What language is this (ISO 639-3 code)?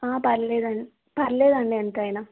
tel